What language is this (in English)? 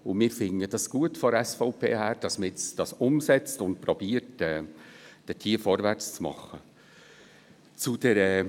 Swiss German